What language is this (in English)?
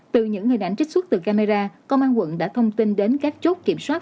Vietnamese